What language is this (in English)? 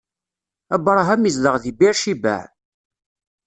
Kabyle